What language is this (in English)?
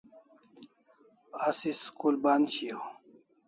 Kalasha